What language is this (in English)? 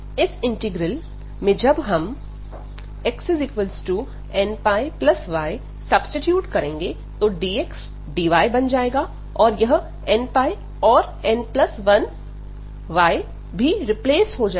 Hindi